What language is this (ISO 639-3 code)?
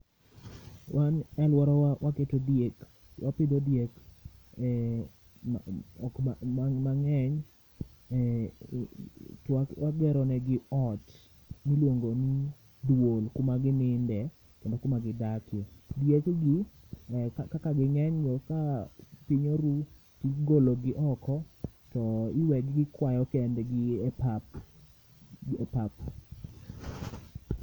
luo